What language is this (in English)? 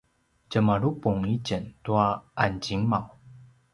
Paiwan